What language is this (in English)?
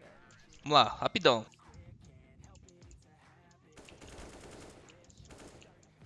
Portuguese